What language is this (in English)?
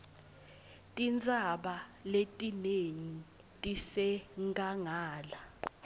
Swati